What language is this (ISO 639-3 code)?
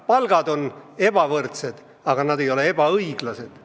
est